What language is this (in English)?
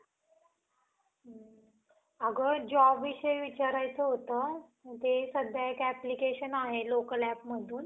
Marathi